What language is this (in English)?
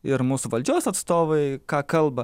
Lithuanian